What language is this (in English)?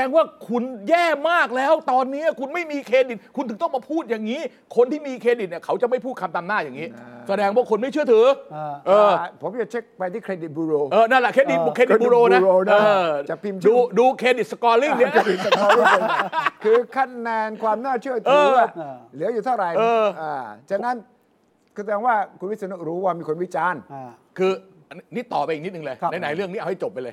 Thai